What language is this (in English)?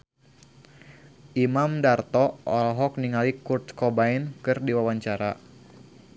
Sundanese